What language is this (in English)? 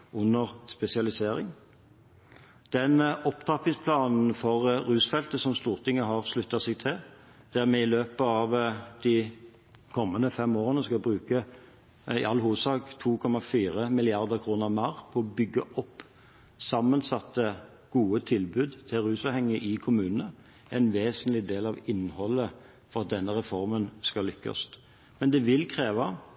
Norwegian Bokmål